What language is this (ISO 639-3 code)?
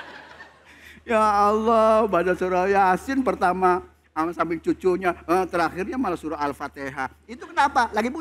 ind